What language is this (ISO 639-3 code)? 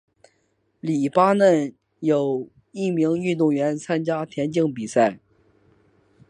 zho